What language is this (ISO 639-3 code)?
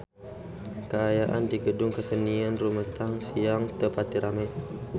sun